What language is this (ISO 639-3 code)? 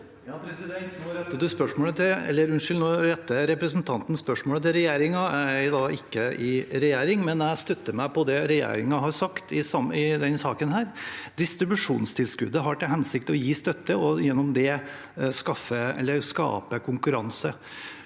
nor